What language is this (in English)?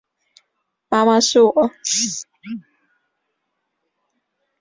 Chinese